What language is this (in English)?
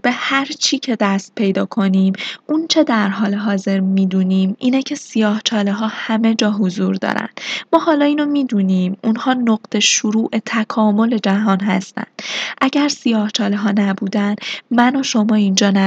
Persian